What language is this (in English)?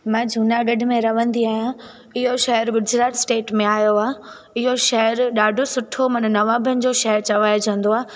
Sindhi